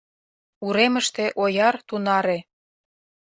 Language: Mari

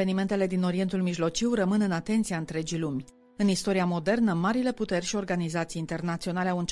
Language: Romanian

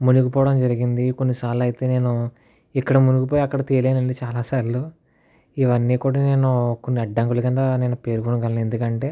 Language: Telugu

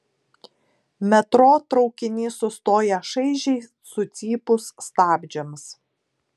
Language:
Lithuanian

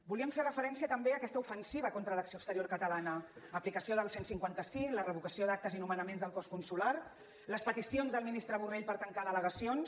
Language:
Catalan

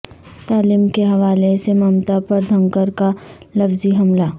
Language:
Urdu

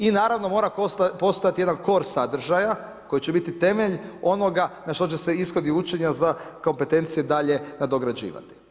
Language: Croatian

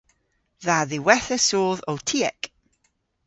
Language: Cornish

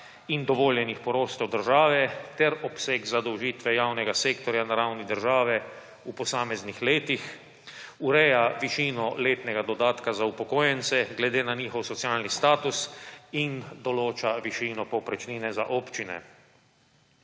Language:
Slovenian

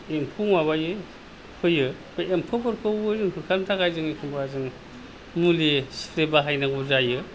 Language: Bodo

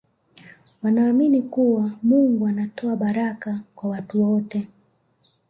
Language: Swahili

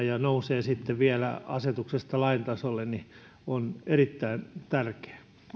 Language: Finnish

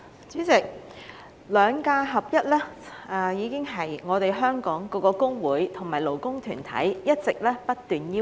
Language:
Cantonese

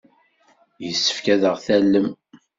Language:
Kabyle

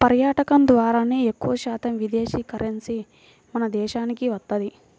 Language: Telugu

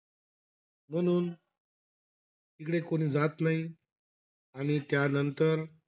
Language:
Marathi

